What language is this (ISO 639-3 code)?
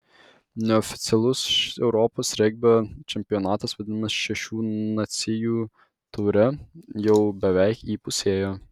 lit